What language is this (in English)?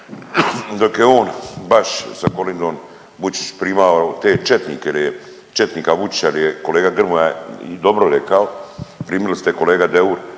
Croatian